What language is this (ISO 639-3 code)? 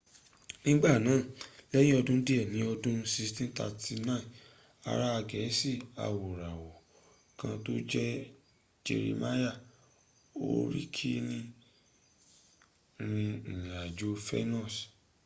yor